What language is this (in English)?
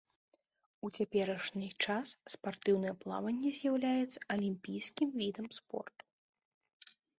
Belarusian